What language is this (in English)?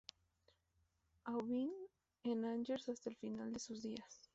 Spanish